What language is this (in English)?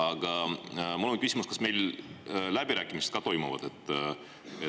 Estonian